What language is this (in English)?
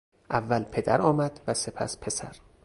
Persian